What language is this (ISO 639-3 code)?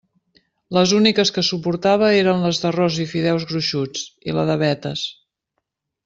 cat